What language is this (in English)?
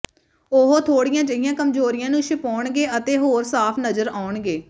Punjabi